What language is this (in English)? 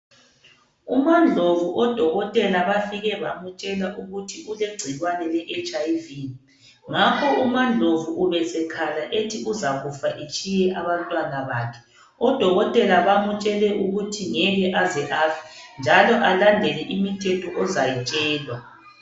North Ndebele